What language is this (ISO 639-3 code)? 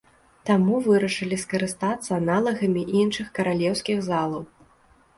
bel